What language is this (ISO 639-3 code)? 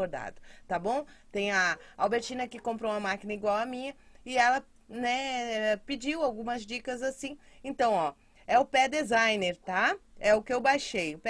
por